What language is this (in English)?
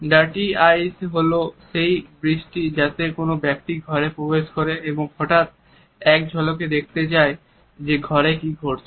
Bangla